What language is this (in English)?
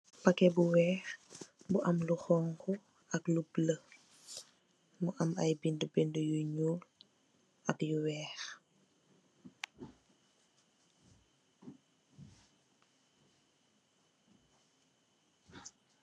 Wolof